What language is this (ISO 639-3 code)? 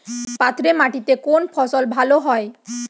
ben